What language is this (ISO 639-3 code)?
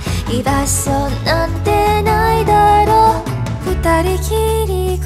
kor